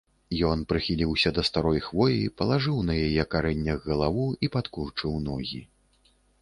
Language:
Belarusian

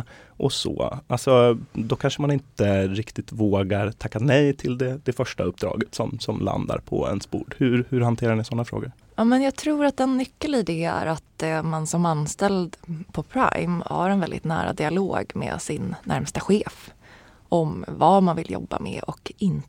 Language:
Swedish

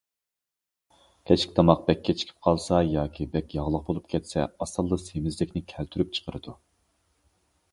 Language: Uyghur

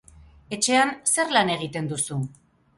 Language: Basque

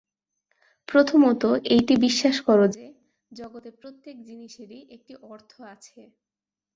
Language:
Bangla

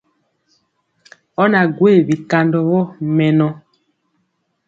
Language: Mpiemo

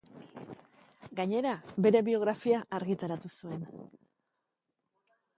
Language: Basque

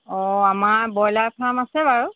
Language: Assamese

